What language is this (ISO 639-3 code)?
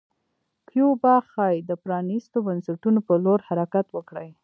pus